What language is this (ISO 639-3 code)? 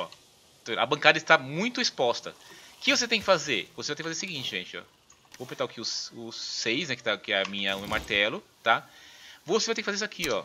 por